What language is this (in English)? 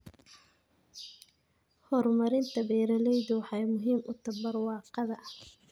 Somali